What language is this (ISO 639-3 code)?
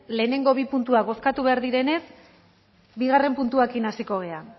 eus